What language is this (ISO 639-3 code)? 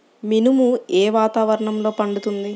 tel